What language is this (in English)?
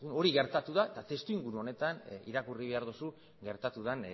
Basque